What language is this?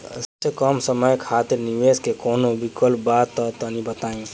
Bhojpuri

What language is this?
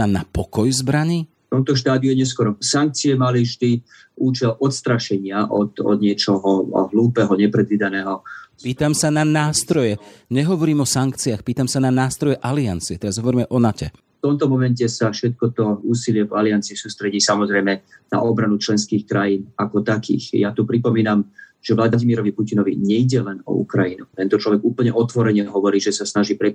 Slovak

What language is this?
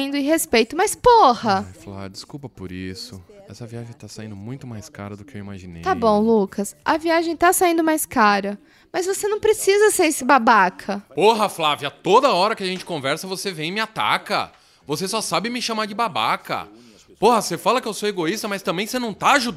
Portuguese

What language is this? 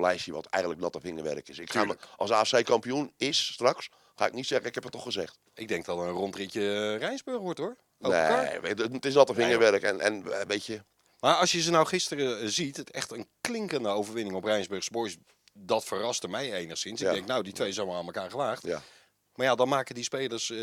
Dutch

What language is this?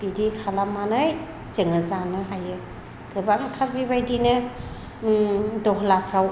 Bodo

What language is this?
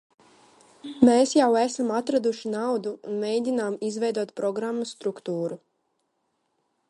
Latvian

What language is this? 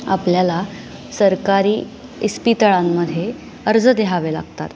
Marathi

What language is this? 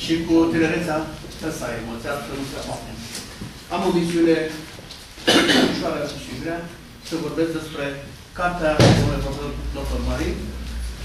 Romanian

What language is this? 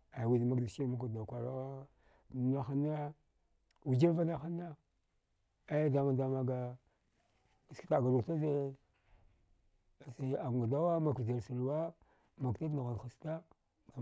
Dghwede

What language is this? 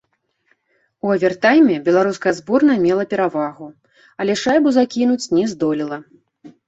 Belarusian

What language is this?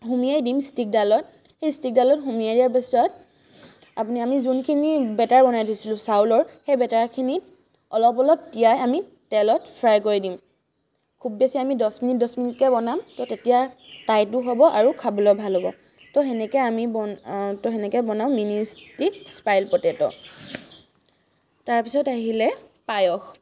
Assamese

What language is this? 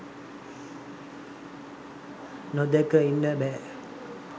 Sinhala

